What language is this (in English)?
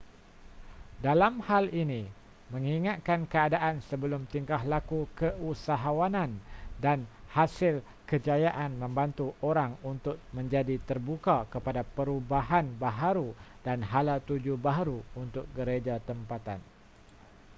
Malay